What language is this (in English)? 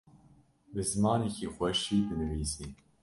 Kurdish